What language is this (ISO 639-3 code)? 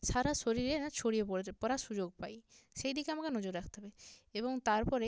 ben